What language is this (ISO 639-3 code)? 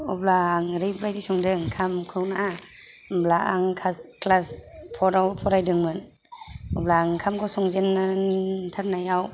brx